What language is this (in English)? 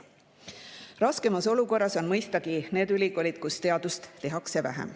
Estonian